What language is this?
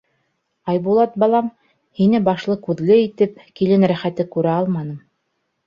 Bashkir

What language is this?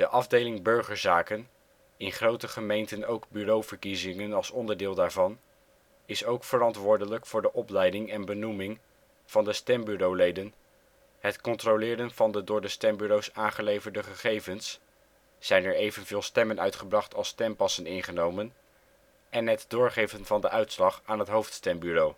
Dutch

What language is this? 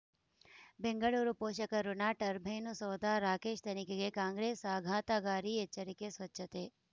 Kannada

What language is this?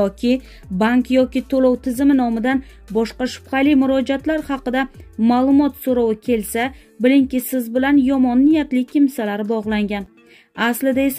Romanian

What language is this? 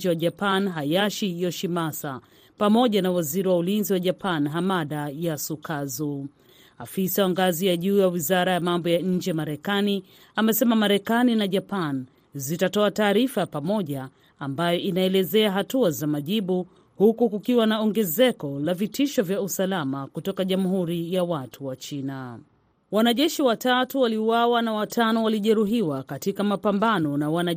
Swahili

